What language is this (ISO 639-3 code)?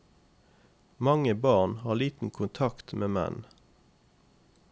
nor